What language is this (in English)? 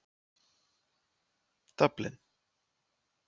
Icelandic